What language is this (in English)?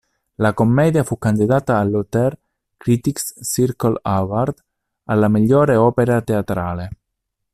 Italian